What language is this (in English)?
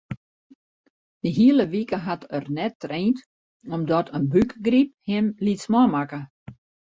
Western Frisian